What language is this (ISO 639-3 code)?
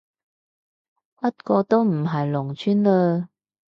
yue